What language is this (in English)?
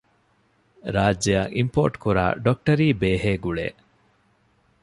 Divehi